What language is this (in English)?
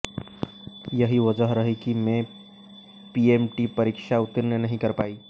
Hindi